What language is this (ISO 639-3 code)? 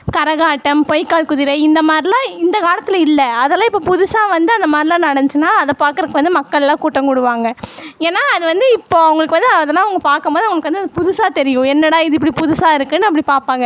tam